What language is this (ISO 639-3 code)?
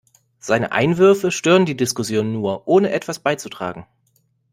deu